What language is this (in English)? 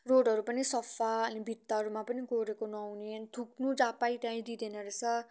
Nepali